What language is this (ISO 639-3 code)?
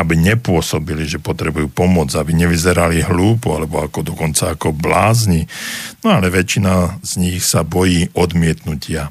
slk